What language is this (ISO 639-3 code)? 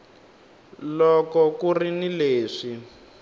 tso